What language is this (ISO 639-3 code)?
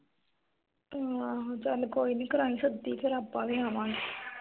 pan